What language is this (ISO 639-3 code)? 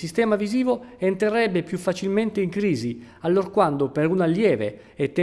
ita